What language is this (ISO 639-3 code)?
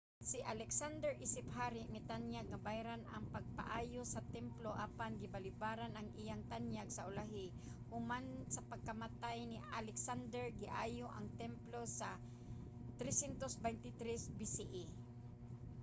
ceb